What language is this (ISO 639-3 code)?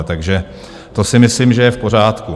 ces